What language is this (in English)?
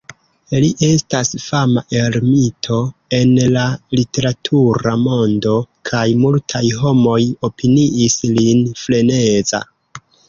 Esperanto